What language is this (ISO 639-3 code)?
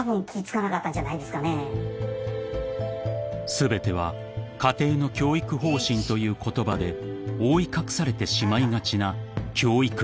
jpn